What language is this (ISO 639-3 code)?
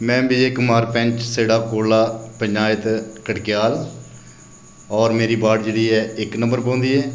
doi